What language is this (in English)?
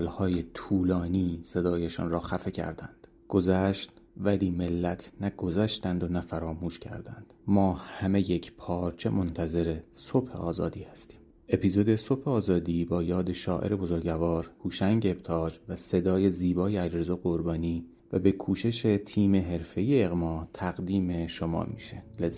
Persian